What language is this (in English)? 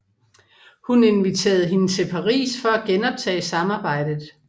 Danish